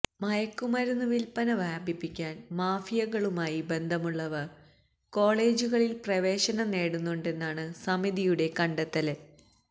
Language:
Malayalam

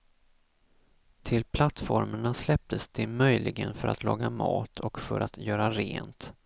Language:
Swedish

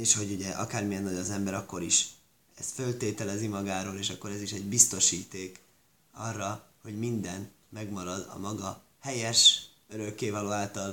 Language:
Hungarian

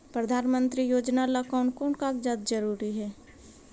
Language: Magahi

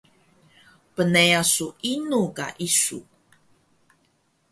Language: Taroko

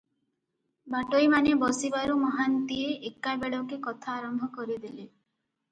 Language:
Odia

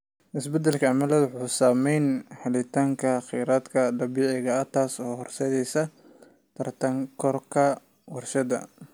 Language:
Somali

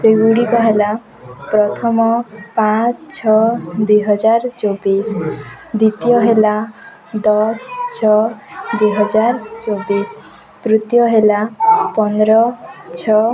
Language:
Odia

